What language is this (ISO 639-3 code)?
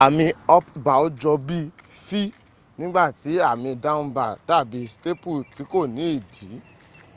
yor